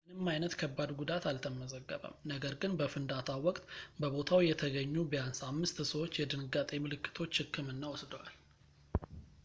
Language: Amharic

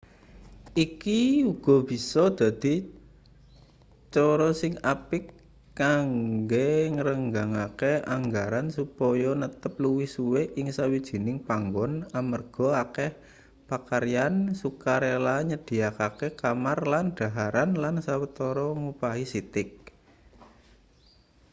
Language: Javanese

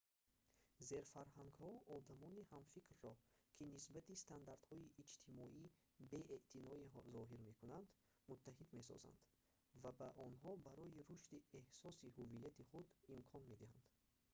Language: Tajik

